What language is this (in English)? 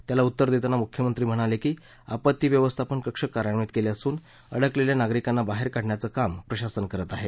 Marathi